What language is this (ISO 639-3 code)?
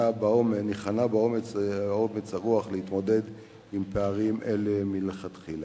heb